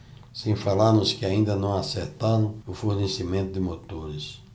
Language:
Portuguese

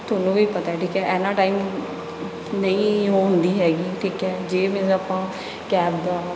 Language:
Punjabi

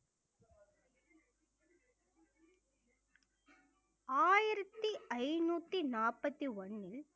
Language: Tamil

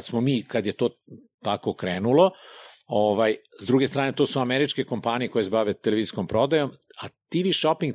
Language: Croatian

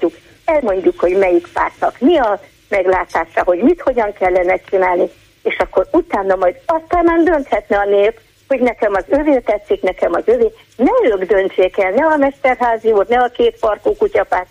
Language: Hungarian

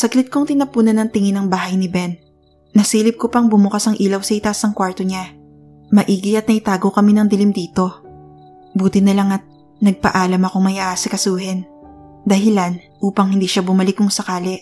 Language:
Filipino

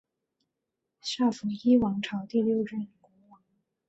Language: Chinese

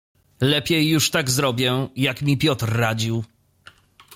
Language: Polish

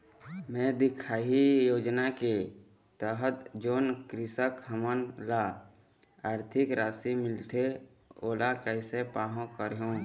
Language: Chhattisgarhi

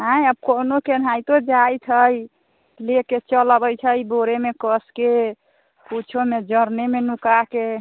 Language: Maithili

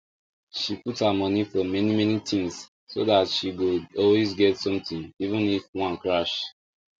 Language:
Nigerian Pidgin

